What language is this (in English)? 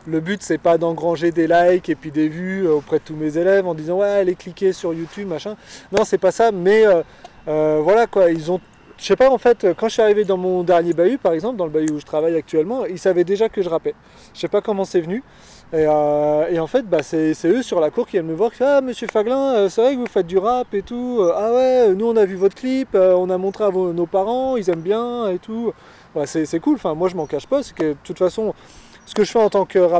French